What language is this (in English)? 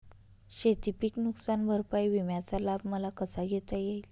Marathi